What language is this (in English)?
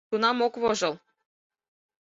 Mari